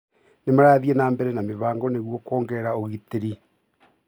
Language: Kikuyu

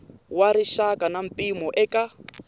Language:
Tsonga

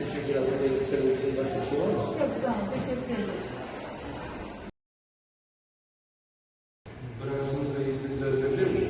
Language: Turkish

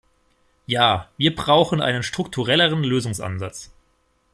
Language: German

